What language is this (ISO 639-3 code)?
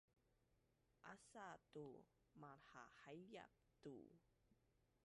bnn